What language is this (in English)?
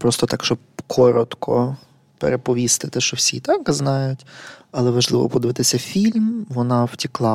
Ukrainian